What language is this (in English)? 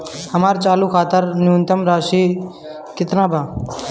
Bhojpuri